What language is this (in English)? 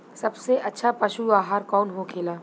Bhojpuri